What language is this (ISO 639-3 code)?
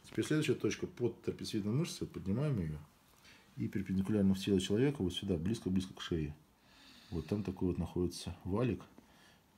rus